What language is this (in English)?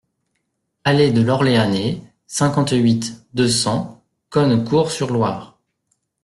French